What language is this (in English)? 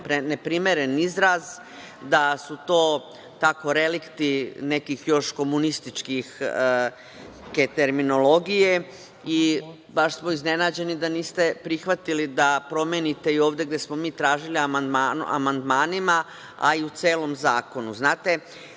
Serbian